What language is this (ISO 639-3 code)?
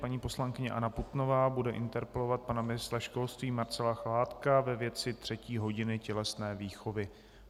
ces